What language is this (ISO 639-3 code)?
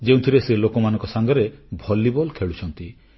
ori